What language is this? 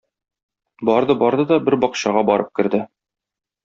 Tatar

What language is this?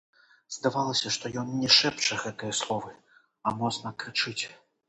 Belarusian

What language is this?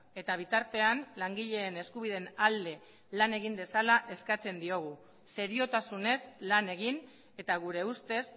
Basque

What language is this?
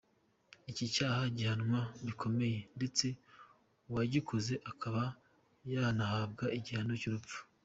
Kinyarwanda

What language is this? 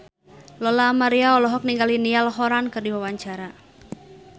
Sundanese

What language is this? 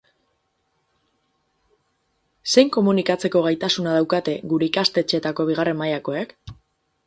Basque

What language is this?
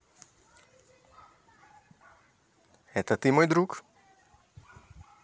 Russian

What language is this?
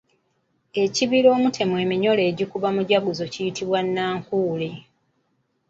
Ganda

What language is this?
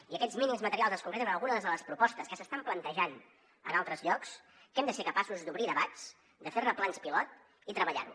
Catalan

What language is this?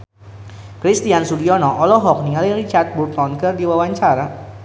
Sundanese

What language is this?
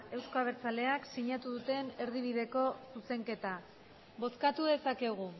Basque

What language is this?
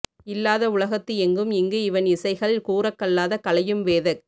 Tamil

